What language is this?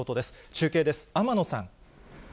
Japanese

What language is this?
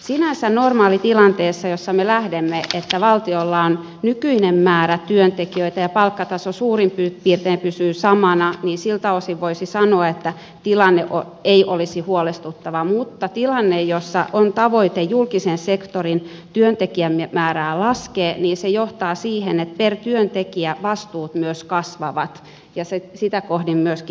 Finnish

